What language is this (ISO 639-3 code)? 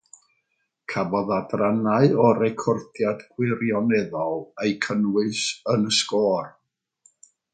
cym